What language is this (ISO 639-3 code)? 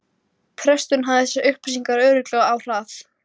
isl